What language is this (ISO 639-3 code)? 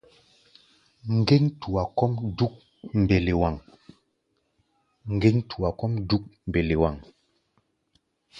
gba